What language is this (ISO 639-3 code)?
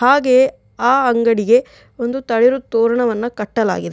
kan